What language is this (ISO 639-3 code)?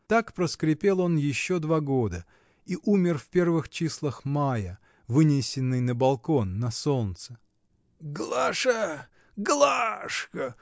rus